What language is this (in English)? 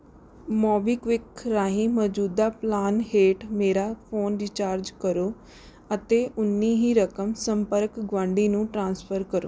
Punjabi